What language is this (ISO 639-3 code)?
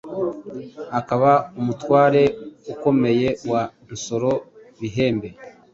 kin